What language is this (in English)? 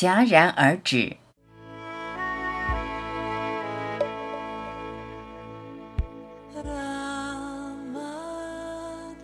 Chinese